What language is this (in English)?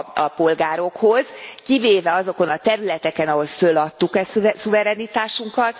Hungarian